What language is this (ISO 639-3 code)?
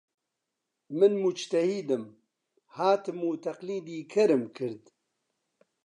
ckb